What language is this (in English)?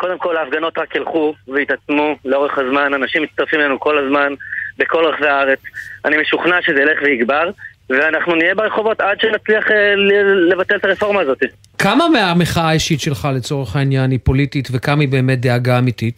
Hebrew